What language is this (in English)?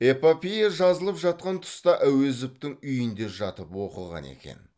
Kazakh